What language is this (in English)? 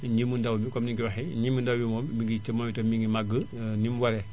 Wolof